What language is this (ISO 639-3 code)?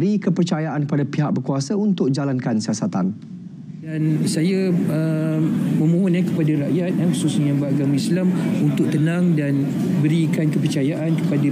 msa